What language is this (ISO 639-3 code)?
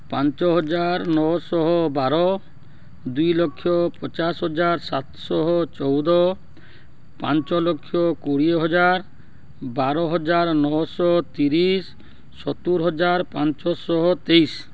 ori